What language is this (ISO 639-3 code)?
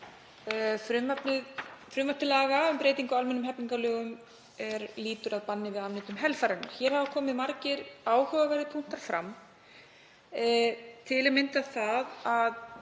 isl